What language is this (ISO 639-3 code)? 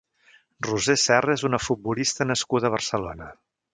cat